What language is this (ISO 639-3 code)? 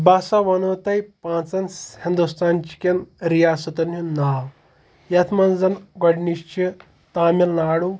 kas